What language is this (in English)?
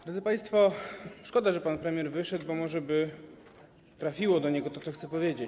Polish